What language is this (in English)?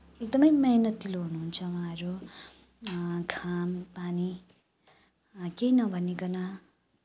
Nepali